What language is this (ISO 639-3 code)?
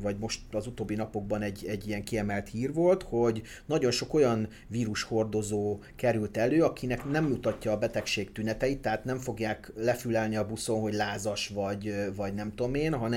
hun